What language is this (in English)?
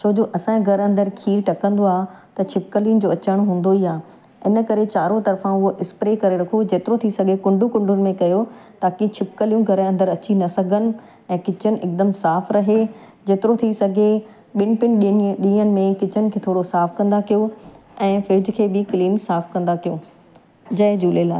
Sindhi